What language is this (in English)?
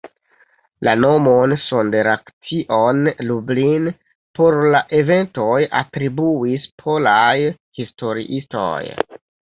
Esperanto